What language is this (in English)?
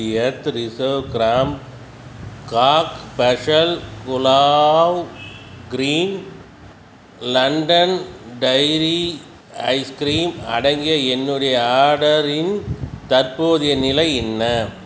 Tamil